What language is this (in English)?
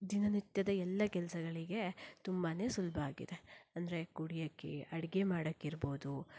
Kannada